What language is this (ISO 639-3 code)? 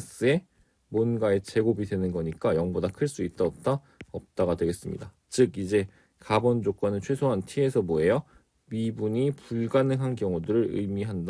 kor